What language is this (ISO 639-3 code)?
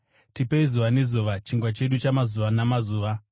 sna